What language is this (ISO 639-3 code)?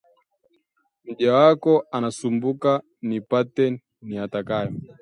swa